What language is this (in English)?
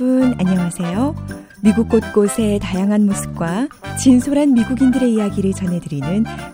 Korean